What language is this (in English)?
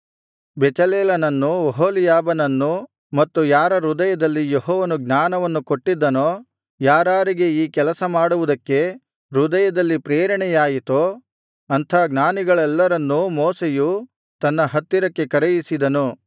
Kannada